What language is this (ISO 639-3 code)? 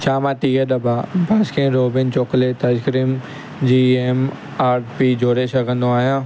snd